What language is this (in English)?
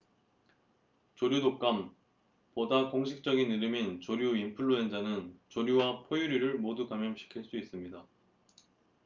Korean